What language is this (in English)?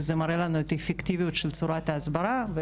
Hebrew